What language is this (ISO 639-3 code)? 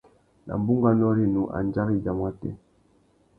bag